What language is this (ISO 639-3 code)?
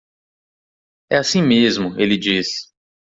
por